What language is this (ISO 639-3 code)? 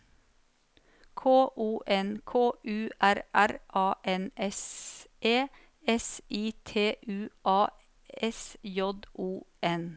nor